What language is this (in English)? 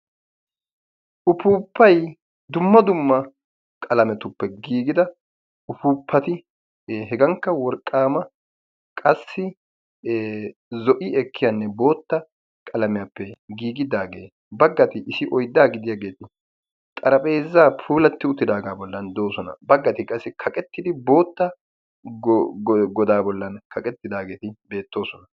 Wolaytta